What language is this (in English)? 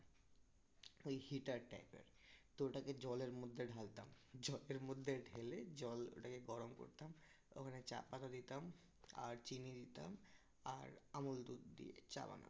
Bangla